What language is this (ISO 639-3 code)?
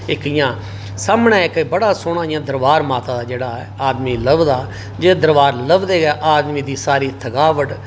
doi